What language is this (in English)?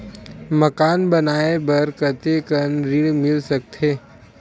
Chhattisgarhi